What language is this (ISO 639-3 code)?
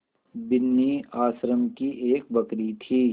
hin